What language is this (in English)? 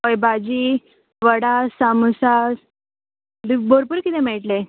Konkani